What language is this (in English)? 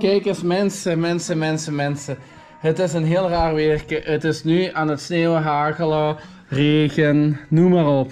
Dutch